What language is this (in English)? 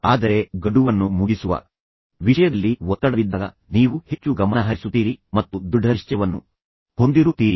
Kannada